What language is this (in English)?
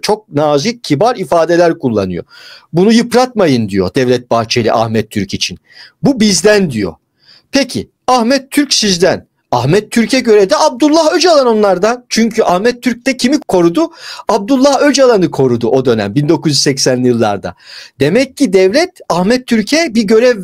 Turkish